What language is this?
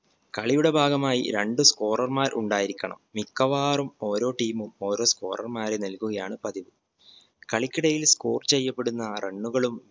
Malayalam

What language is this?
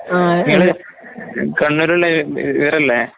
Malayalam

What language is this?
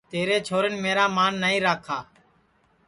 Sansi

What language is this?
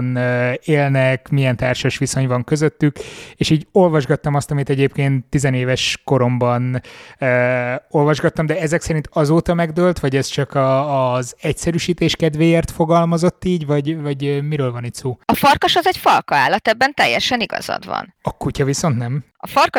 Hungarian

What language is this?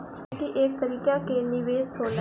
Bhojpuri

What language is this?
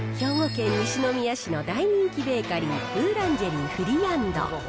Japanese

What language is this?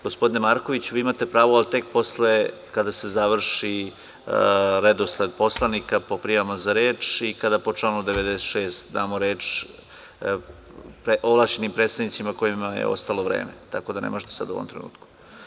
Serbian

